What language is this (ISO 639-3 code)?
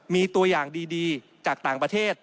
tha